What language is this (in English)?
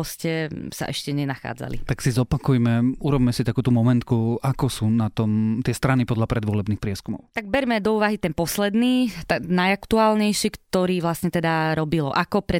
Slovak